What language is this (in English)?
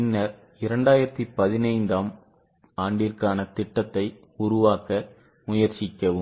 Tamil